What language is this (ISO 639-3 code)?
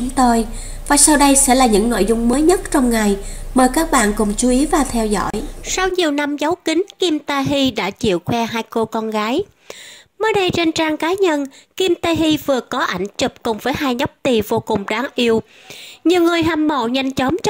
vie